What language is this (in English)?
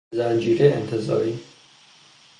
Persian